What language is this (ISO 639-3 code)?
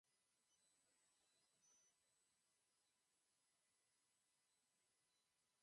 eus